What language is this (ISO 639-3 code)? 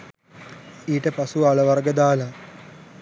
sin